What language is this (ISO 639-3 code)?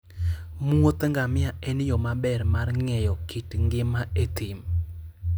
luo